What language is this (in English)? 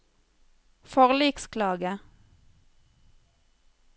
Norwegian